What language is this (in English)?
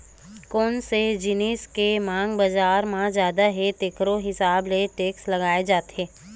Chhattisgarhi